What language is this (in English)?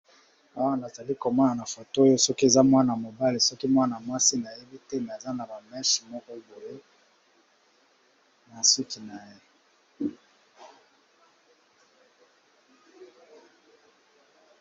Lingala